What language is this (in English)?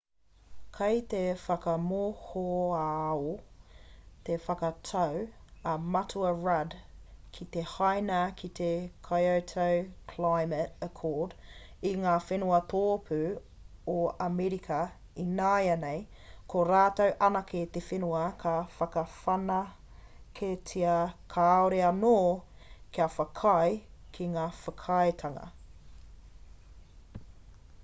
Māori